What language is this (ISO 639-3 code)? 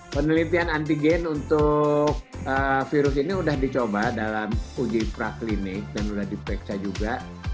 ind